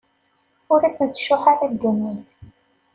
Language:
Kabyle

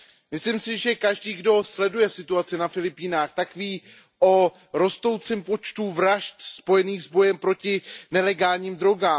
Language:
Czech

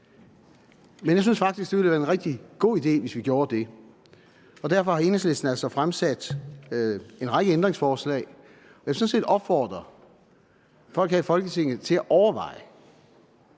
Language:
Danish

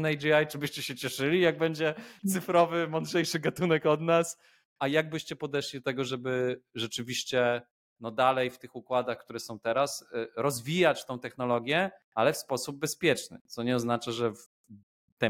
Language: Polish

